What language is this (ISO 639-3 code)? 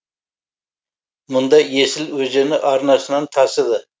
kaz